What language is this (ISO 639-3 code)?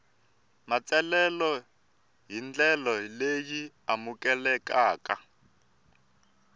tso